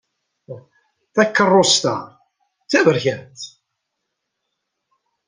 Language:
Kabyle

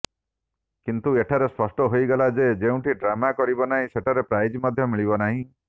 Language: Odia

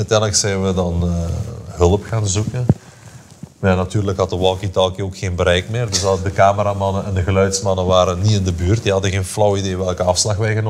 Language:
Dutch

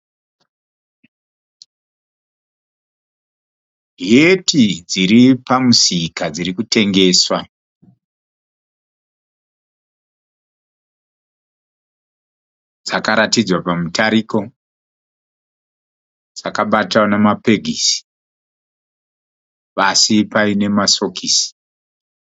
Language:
Shona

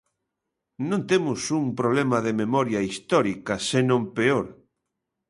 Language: Galician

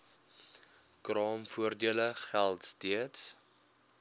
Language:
Afrikaans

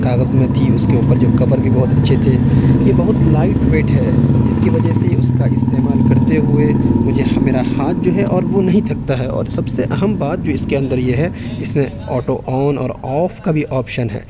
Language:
Urdu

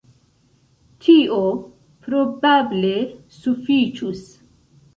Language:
Esperanto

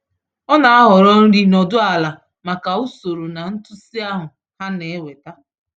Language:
Igbo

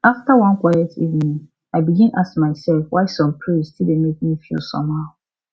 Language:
Nigerian Pidgin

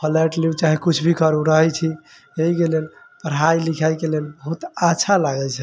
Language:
Maithili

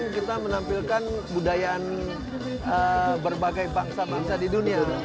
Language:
Indonesian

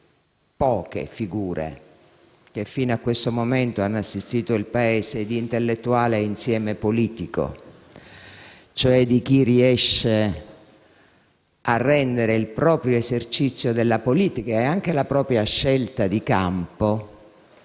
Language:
Italian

